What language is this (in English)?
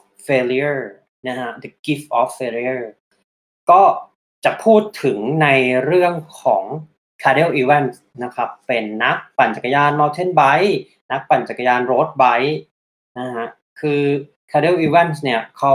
Thai